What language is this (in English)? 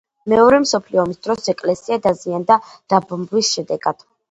Georgian